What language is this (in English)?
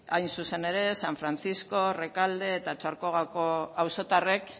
Basque